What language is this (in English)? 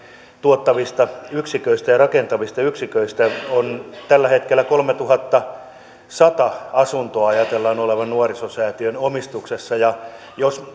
Finnish